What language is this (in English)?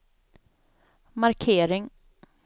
Swedish